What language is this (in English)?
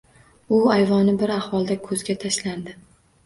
Uzbek